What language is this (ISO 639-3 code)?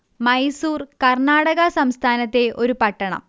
mal